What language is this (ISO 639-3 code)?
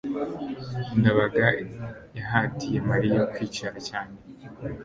kin